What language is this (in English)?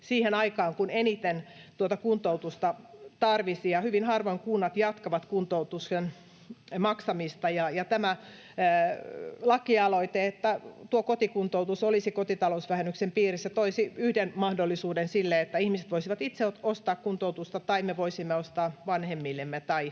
Finnish